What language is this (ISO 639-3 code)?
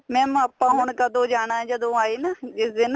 pan